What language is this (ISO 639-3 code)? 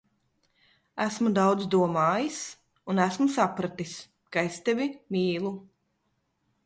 lav